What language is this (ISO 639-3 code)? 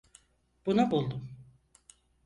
tur